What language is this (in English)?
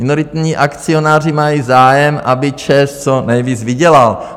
Czech